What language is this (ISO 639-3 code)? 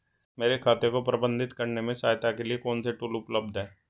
hin